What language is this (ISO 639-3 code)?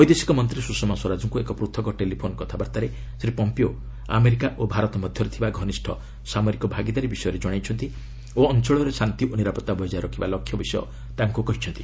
ori